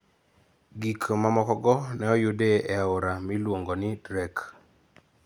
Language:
Luo (Kenya and Tanzania)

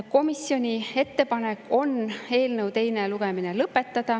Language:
Estonian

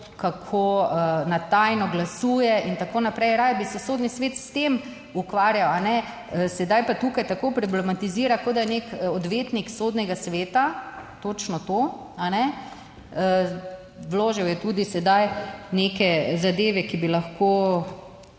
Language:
Slovenian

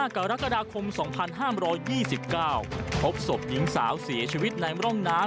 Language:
Thai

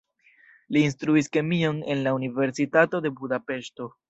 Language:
Esperanto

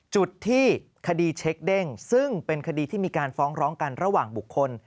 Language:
Thai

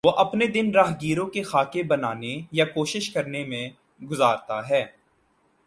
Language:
Urdu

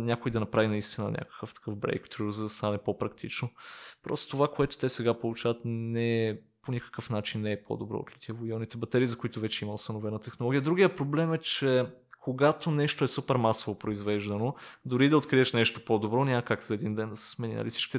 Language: Bulgarian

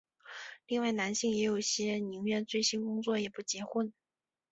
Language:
Chinese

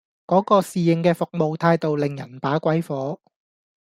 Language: Cantonese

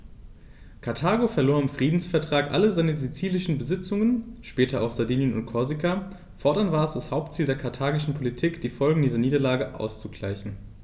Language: German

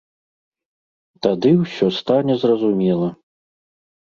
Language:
Belarusian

